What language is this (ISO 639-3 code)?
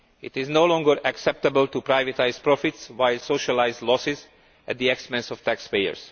eng